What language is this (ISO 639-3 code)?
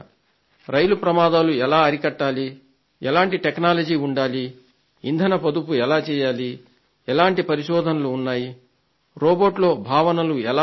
tel